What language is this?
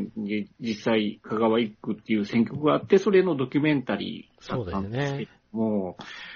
Japanese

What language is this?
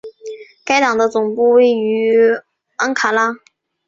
Chinese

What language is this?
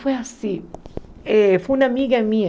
Portuguese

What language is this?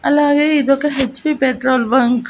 Telugu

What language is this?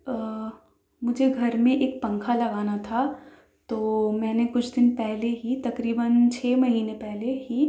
Urdu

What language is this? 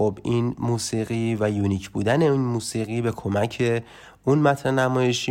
Persian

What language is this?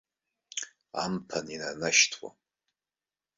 Abkhazian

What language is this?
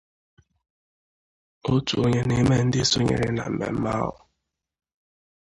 Igbo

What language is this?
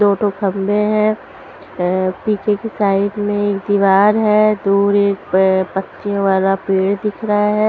Hindi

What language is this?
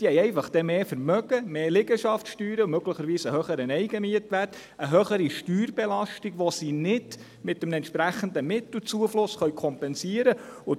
Swiss German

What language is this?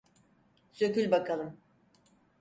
Turkish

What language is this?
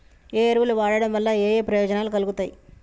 Telugu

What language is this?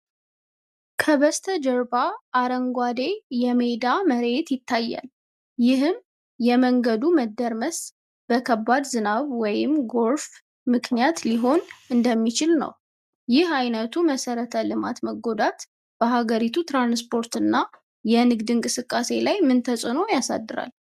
Amharic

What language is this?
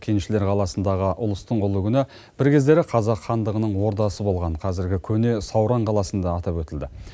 Kazakh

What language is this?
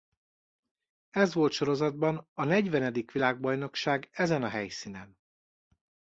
Hungarian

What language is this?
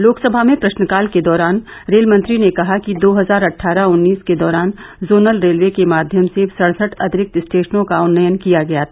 Hindi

